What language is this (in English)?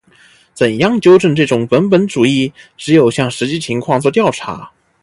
Chinese